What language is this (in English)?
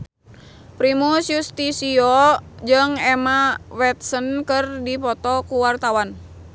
Sundanese